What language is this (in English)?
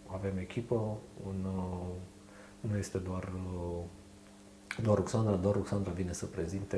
Romanian